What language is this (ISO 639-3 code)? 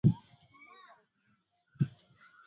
swa